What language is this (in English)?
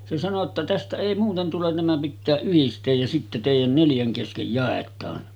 Finnish